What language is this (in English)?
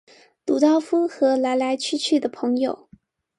Chinese